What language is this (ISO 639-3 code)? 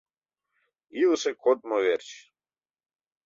chm